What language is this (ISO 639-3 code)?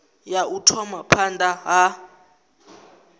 ven